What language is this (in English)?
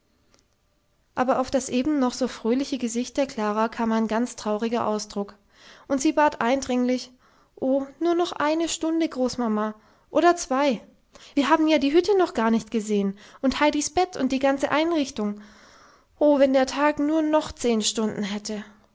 German